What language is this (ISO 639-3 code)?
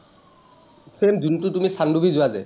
asm